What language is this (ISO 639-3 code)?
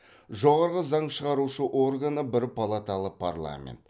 kaz